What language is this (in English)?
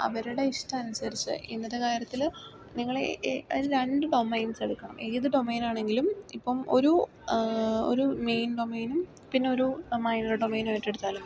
Malayalam